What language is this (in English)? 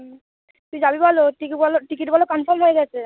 Bangla